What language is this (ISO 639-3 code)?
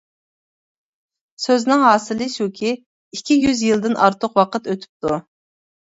uig